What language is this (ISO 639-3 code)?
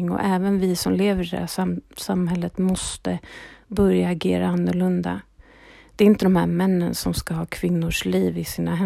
swe